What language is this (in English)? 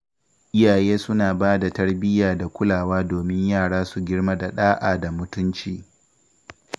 Hausa